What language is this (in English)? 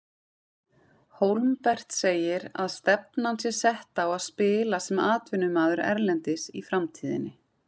Icelandic